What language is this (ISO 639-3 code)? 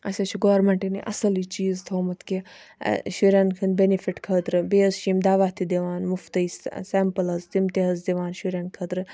kas